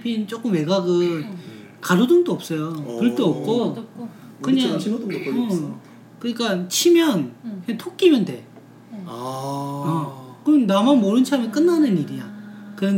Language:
Korean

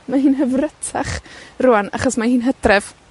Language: Welsh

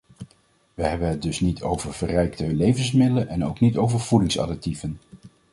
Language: Dutch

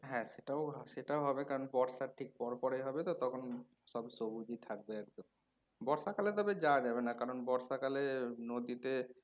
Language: Bangla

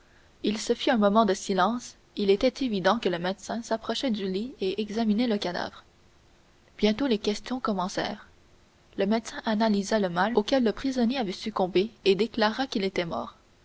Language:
French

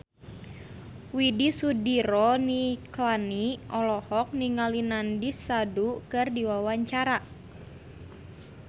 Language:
Sundanese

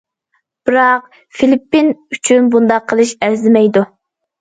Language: Uyghur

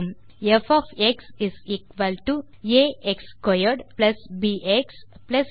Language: Tamil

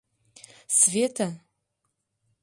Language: Mari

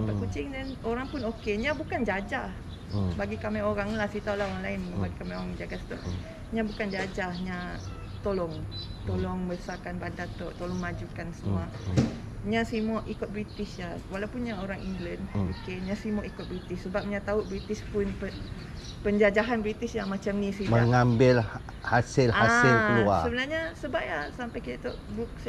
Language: Malay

